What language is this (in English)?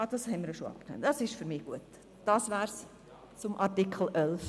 Swiss German